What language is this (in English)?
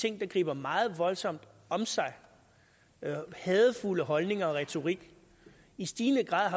Danish